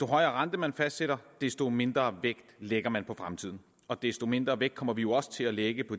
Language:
Danish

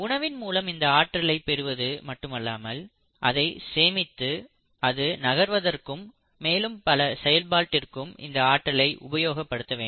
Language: Tamil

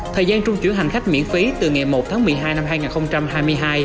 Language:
Vietnamese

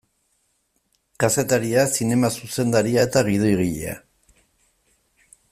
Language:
Basque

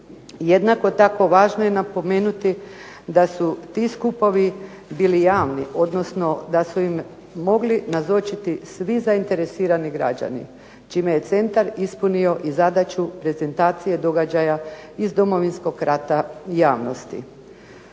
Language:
Croatian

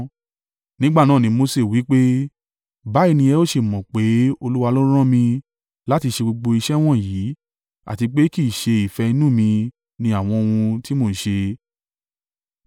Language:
Yoruba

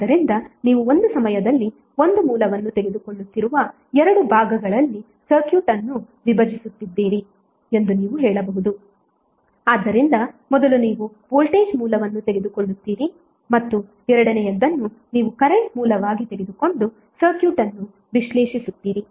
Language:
Kannada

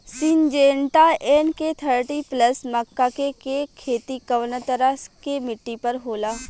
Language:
Bhojpuri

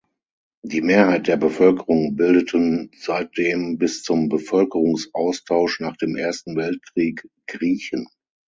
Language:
German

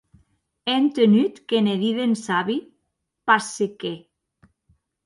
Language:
Occitan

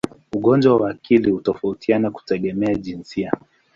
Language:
Swahili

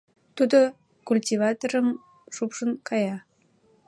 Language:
Mari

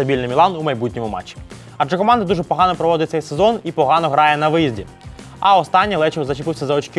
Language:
Ukrainian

